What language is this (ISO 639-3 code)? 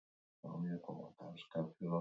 eus